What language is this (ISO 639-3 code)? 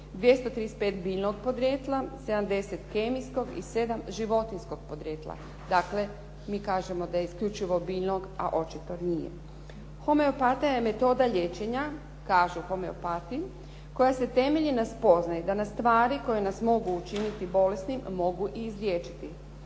hrv